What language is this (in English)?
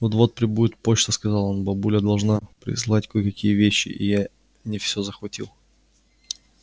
Russian